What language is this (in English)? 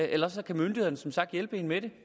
Danish